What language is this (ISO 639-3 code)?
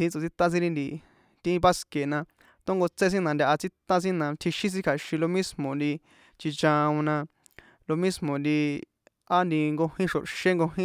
poe